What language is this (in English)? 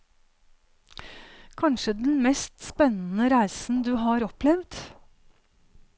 Norwegian